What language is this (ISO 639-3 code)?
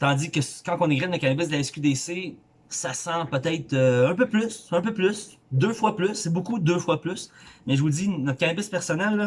fra